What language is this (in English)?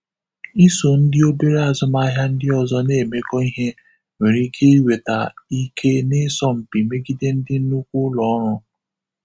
Igbo